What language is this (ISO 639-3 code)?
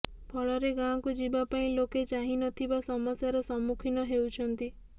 ori